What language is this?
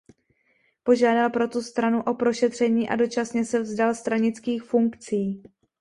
Czech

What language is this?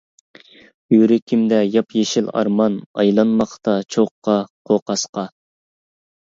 Uyghur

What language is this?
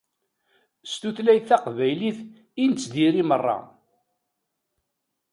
Kabyle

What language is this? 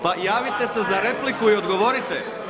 Croatian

